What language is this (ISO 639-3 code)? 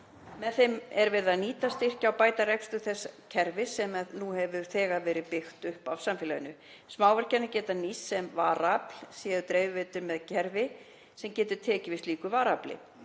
isl